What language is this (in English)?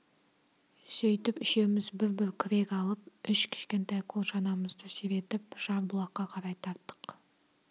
Kazakh